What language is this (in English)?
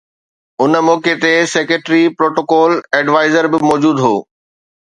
Sindhi